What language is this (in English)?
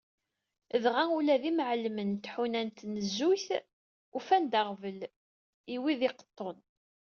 Kabyle